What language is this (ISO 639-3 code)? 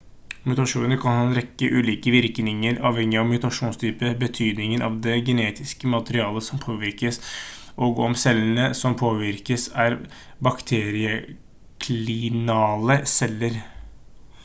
nob